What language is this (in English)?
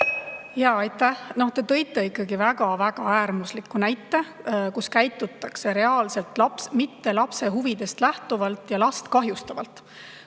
Estonian